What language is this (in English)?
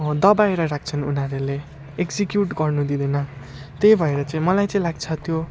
Nepali